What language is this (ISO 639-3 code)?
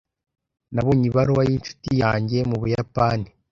kin